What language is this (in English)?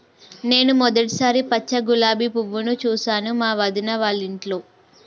Telugu